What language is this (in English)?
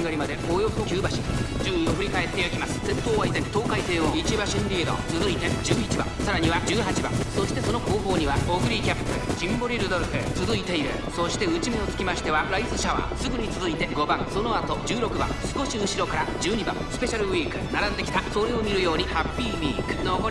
Japanese